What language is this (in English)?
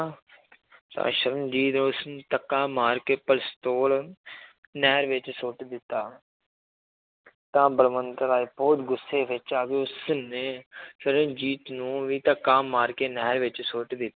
Punjabi